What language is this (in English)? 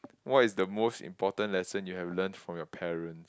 English